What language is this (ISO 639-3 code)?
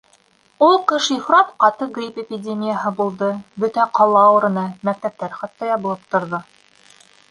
bak